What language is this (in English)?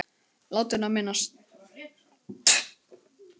Icelandic